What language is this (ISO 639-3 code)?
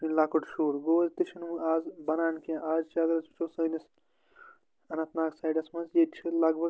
kas